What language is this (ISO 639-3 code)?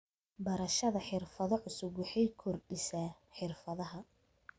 som